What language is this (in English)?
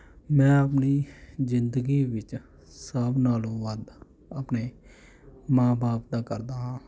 Punjabi